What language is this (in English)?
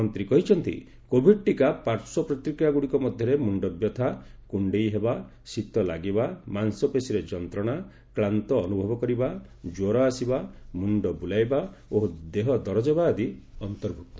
Odia